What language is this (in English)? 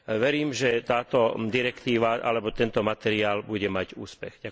Slovak